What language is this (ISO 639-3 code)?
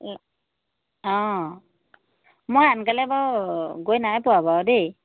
asm